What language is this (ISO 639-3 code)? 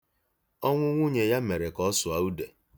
ibo